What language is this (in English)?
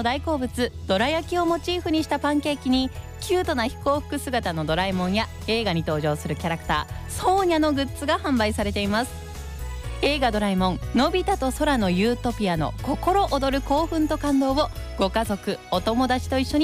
Japanese